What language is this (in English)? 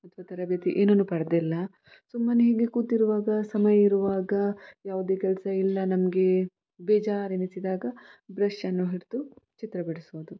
Kannada